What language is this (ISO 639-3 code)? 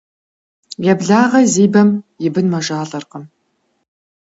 kbd